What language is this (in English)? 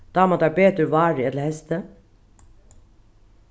Faroese